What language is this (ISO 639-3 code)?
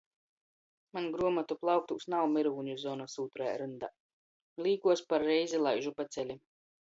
ltg